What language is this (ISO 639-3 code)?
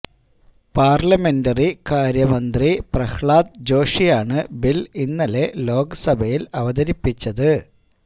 mal